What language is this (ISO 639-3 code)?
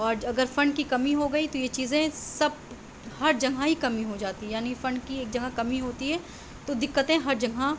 urd